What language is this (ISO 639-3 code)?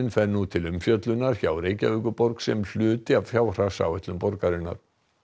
isl